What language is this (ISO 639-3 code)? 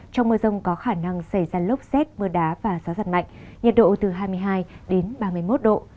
vie